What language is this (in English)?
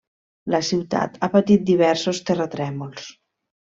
Catalan